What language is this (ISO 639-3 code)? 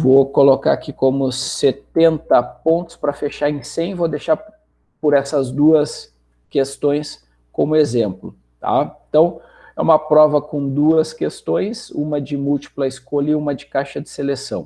por